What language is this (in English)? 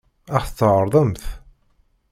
Kabyle